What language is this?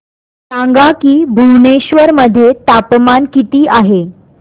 Marathi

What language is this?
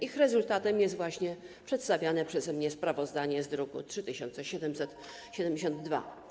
Polish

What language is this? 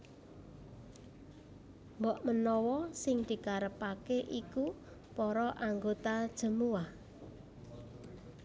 Javanese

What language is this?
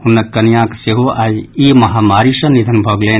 Maithili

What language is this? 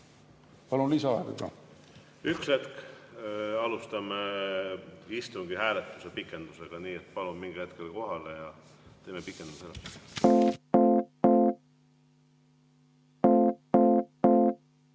Estonian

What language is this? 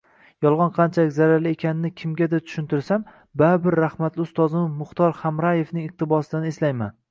Uzbek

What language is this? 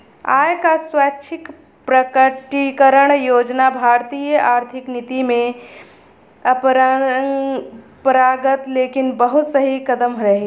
Bhojpuri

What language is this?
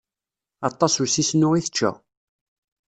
Kabyle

